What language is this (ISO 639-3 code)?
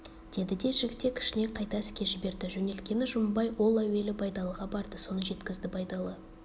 kaz